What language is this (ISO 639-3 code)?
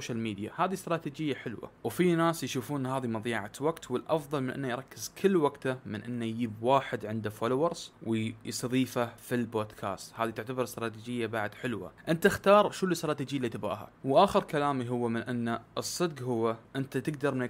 ara